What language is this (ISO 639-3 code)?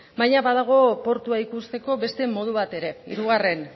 eus